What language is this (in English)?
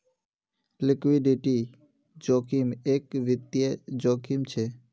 Magahi